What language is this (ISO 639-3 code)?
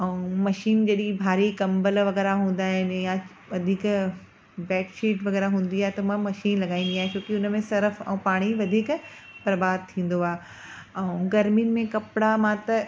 snd